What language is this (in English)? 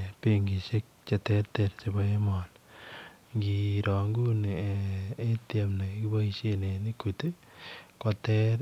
Kalenjin